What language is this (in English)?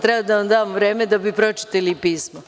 Serbian